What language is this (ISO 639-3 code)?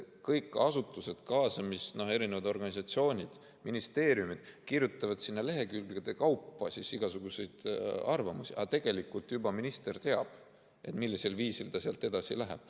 est